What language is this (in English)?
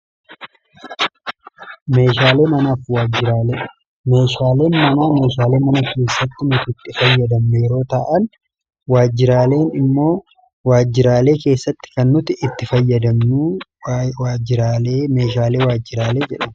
Oromo